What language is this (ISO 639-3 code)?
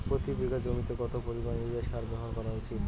ben